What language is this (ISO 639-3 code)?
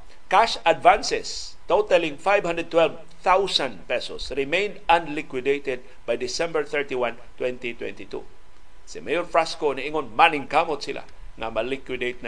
fil